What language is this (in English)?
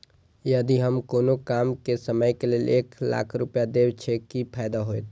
Maithili